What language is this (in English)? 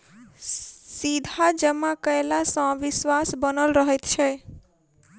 Maithili